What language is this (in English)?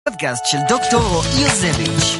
Hebrew